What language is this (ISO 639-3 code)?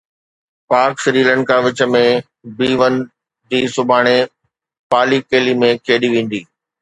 snd